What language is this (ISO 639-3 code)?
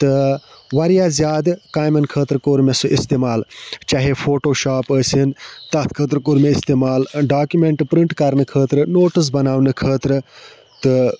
kas